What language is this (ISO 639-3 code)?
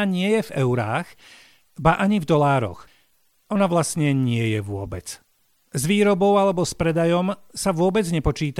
slk